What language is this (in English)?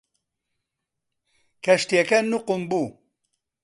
Central Kurdish